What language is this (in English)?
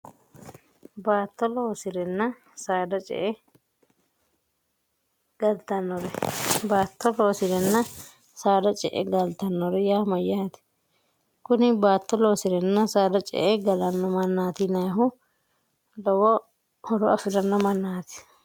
Sidamo